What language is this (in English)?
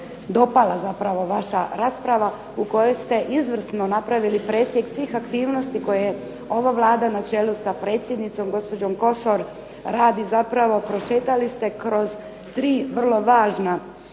Croatian